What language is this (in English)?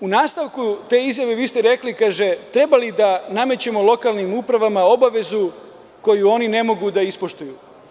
Serbian